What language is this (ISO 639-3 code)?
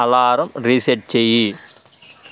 tel